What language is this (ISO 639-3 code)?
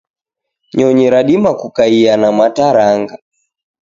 dav